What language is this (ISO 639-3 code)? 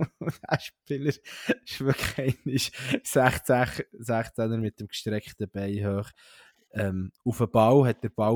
deu